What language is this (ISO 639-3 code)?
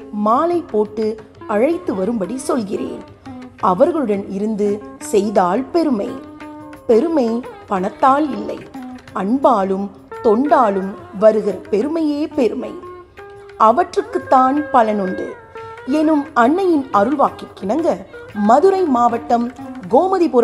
tam